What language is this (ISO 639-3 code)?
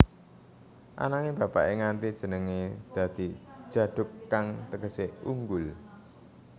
jav